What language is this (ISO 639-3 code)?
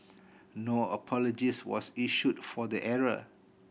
eng